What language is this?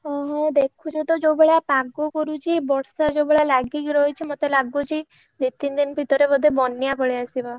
Odia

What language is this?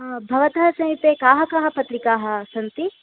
Sanskrit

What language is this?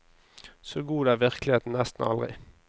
Norwegian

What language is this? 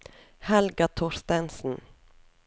Norwegian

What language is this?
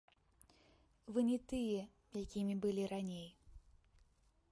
Belarusian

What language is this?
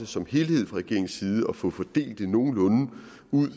Danish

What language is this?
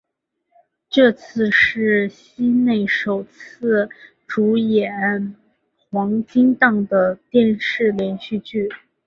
Chinese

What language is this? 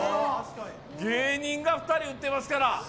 Japanese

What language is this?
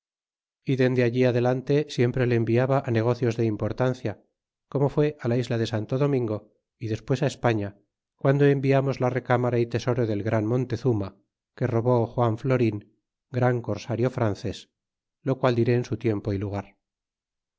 Spanish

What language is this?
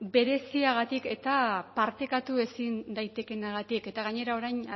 Basque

